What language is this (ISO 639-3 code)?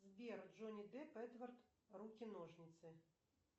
rus